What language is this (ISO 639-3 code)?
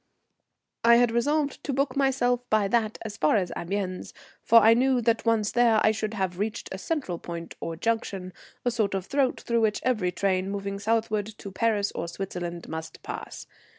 eng